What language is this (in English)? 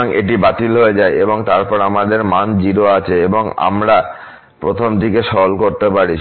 Bangla